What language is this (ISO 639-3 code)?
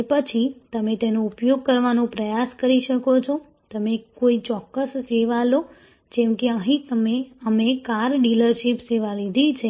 guj